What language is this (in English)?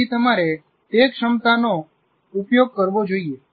Gujarati